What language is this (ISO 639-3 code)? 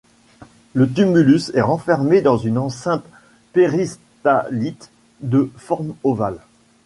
fra